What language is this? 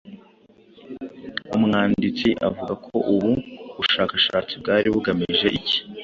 Kinyarwanda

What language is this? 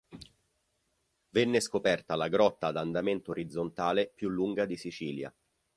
Italian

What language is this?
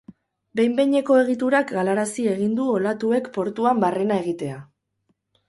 Basque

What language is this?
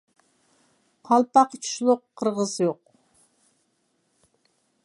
Uyghur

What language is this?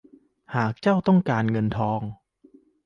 Thai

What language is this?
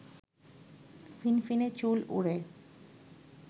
Bangla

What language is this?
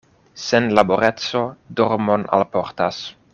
Esperanto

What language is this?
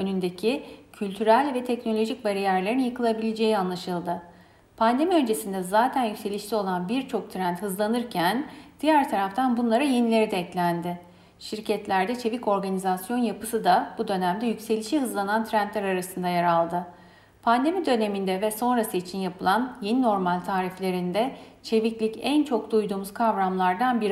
Turkish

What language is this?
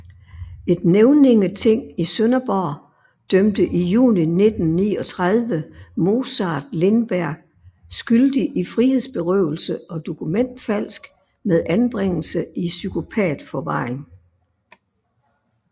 Danish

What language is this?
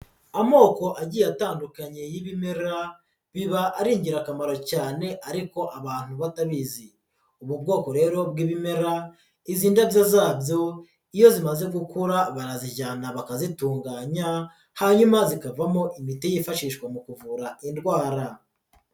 Kinyarwanda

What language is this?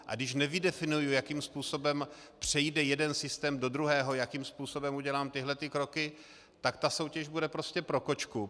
Czech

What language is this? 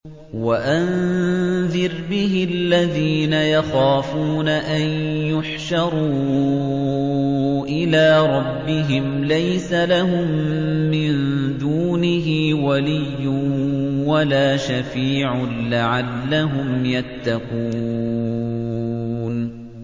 Arabic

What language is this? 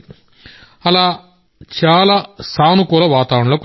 Telugu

